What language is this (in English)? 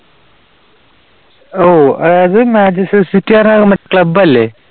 Malayalam